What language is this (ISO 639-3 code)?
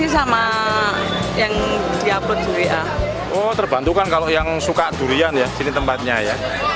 ind